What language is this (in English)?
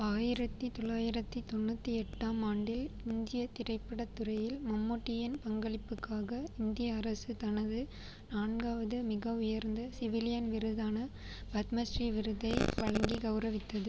Tamil